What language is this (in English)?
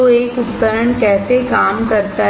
Hindi